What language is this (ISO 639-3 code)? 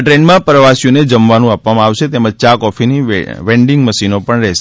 guj